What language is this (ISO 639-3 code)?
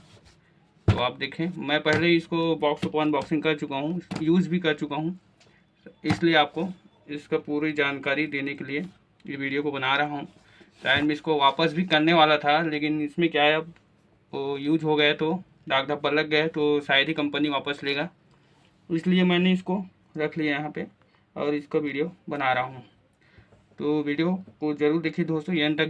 hin